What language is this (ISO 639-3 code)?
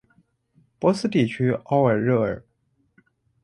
zho